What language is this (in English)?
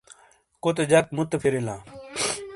Shina